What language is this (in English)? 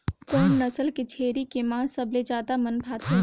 Chhattisgarhi